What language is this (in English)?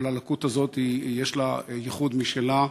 Hebrew